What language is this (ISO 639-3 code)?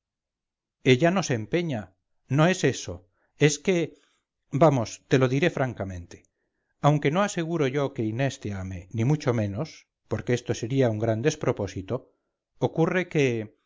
spa